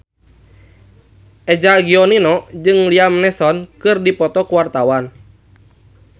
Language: Sundanese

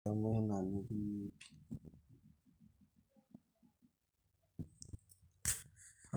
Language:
Masai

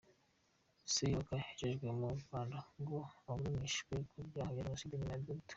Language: Kinyarwanda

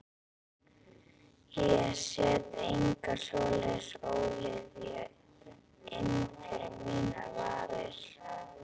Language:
Icelandic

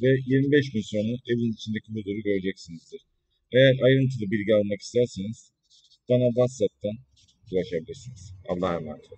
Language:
Turkish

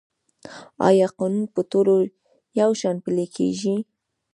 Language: Pashto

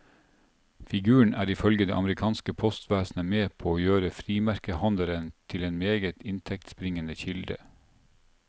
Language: Norwegian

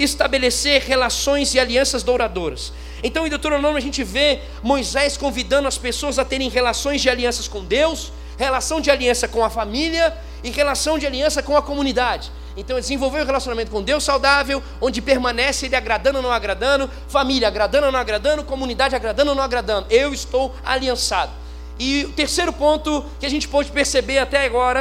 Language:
Portuguese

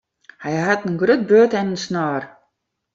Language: Western Frisian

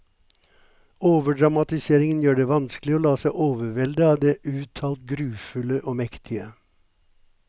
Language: Norwegian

